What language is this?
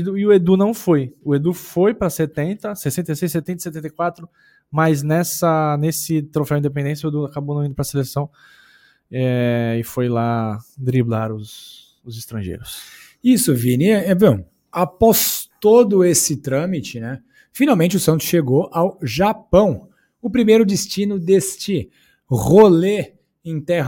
Portuguese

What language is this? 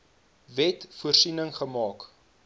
Afrikaans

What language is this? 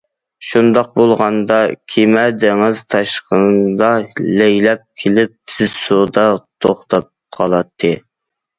Uyghur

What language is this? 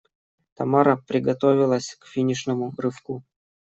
Russian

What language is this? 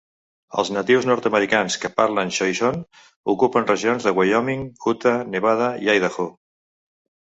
Catalan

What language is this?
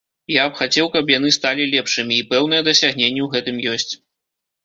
Belarusian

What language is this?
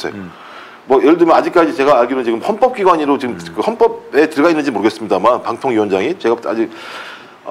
Korean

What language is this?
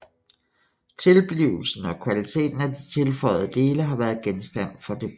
Danish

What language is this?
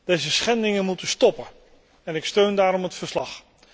Dutch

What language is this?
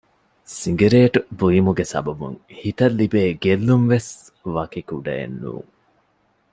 Divehi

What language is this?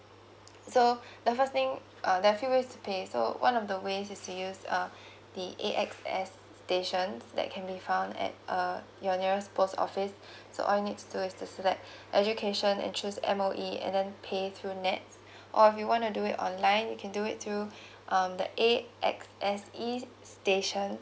English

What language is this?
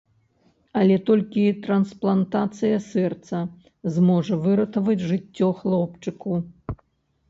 Belarusian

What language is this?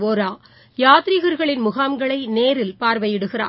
Tamil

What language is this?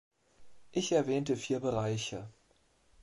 German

